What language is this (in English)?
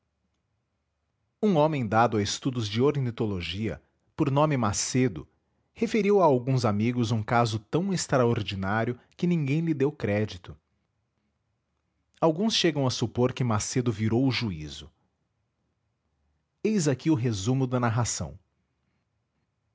Portuguese